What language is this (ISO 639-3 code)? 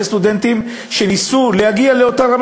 heb